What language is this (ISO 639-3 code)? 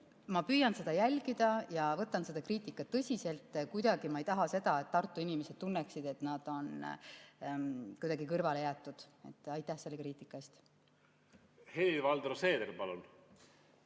est